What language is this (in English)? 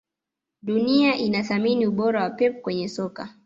Swahili